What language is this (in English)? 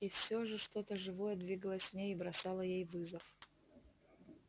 Russian